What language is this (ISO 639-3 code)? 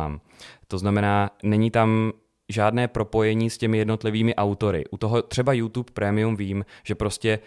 ces